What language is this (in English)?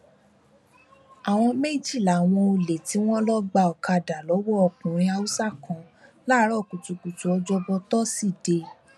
Yoruba